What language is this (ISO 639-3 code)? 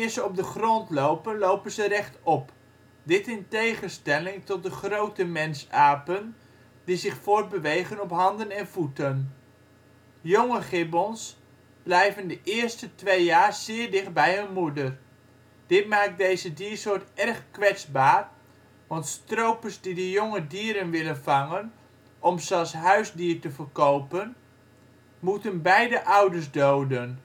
nld